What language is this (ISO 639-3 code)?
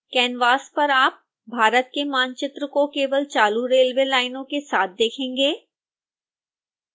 hin